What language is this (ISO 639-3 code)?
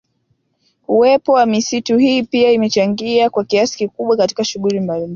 swa